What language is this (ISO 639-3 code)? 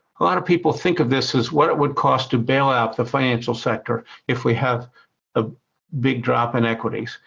eng